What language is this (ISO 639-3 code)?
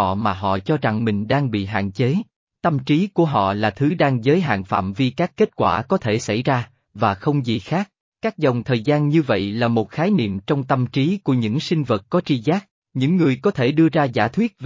vie